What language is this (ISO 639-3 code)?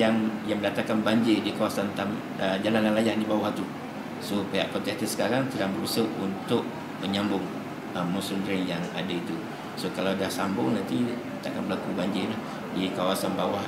msa